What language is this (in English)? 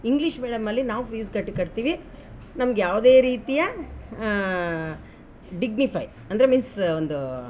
Kannada